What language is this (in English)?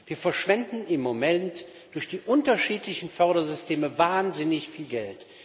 German